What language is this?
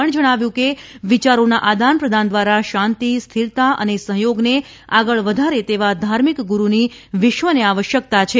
Gujarati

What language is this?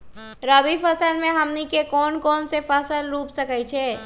Magahi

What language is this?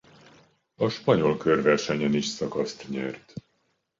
Hungarian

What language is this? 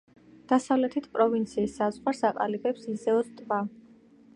Georgian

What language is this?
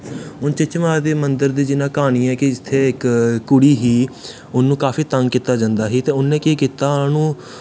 Dogri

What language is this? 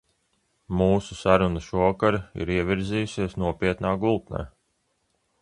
Latvian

